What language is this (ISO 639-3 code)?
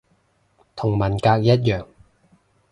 yue